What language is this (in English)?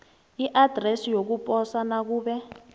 South Ndebele